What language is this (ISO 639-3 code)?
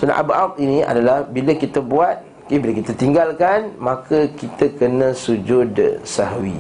msa